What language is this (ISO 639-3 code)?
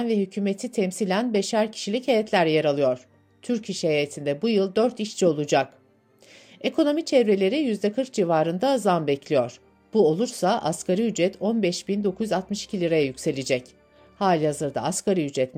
tur